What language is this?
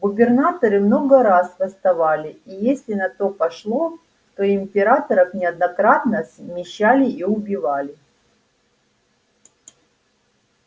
Russian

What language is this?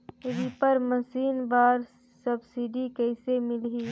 Chhattisgarhi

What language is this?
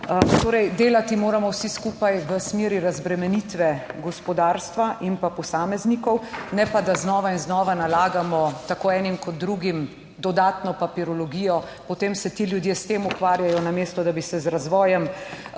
Slovenian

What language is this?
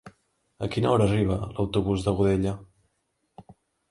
Catalan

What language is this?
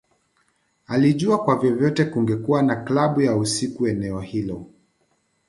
Swahili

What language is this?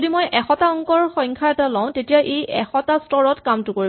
Assamese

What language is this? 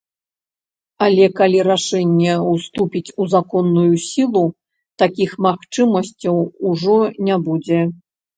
Belarusian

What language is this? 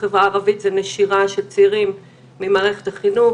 Hebrew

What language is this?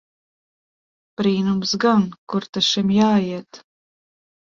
Latvian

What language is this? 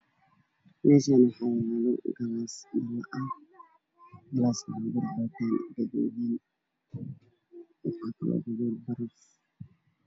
Somali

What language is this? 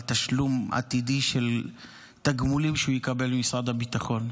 Hebrew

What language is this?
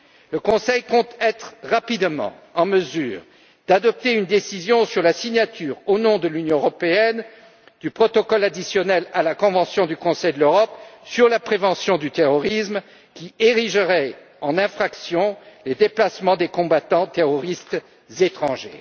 French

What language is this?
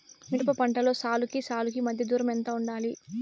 Telugu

